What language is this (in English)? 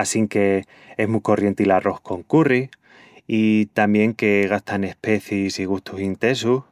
Extremaduran